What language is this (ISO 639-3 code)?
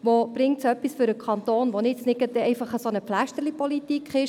gsw